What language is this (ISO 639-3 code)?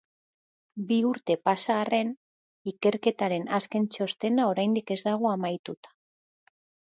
eus